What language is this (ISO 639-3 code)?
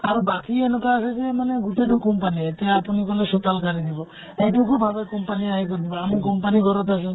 asm